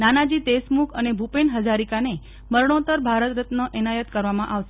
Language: Gujarati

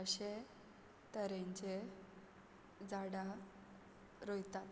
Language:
Konkani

